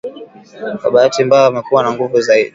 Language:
Swahili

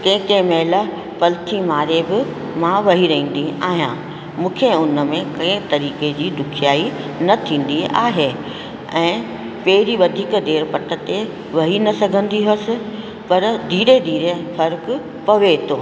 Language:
Sindhi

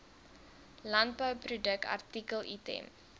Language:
Afrikaans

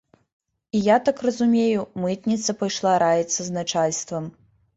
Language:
Belarusian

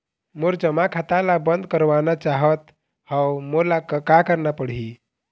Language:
Chhattisgarhi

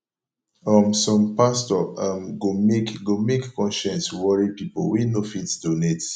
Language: Nigerian Pidgin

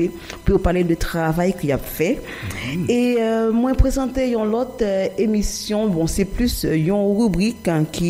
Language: French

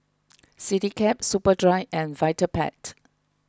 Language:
English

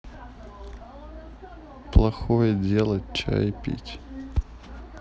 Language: Russian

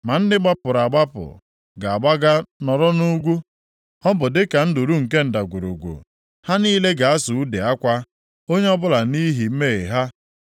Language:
Igbo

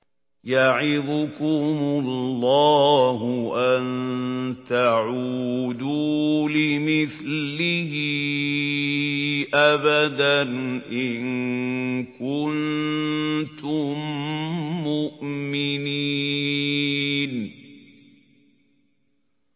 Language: Arabic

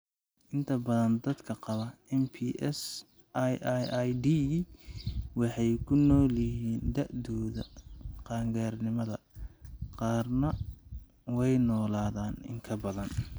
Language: Somali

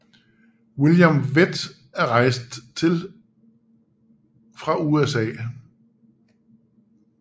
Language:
Danish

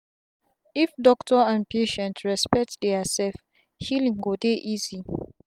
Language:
Nigerian Pidgin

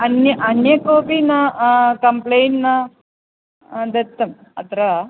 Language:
Sanskrit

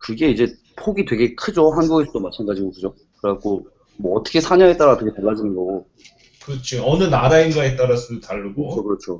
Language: Korean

